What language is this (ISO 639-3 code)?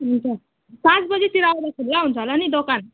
nep